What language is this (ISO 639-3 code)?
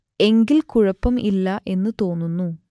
mal